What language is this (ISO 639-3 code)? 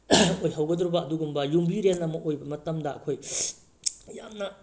mni